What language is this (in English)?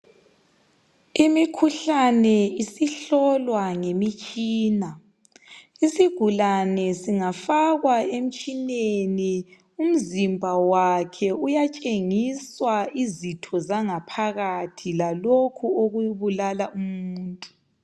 North Ndebele